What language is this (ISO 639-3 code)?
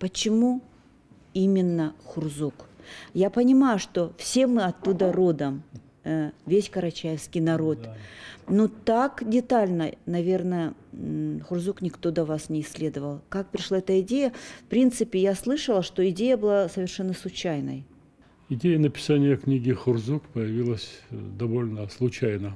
rus